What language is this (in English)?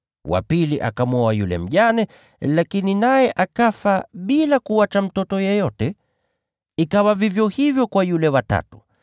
Swahili